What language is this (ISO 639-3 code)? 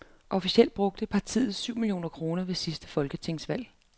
dan